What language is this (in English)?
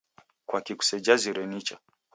Taita